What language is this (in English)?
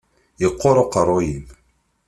Kabyle